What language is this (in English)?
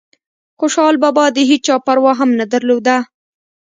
Pashto